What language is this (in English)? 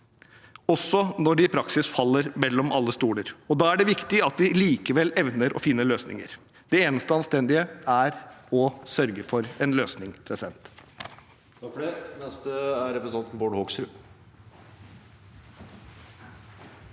Norwegian